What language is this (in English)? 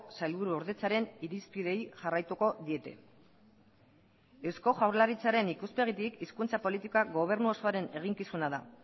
Basque